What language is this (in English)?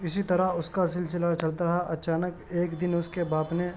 Urdu